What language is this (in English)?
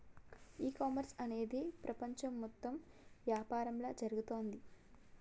Telugu